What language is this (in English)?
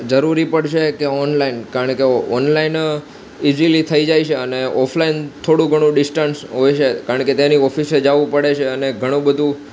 Gujarati